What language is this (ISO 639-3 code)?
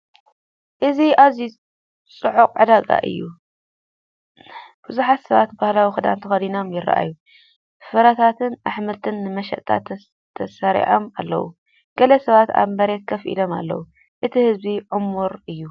tir